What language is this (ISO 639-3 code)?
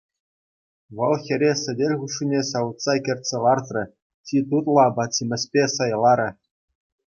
chv